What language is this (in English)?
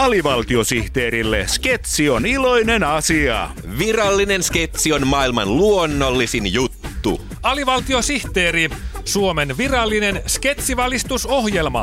Finnish